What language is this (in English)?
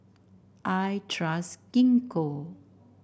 English